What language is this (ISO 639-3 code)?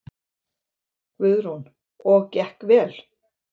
isl